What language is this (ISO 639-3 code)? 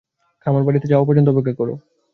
ben